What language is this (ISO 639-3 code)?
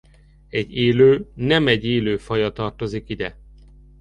hun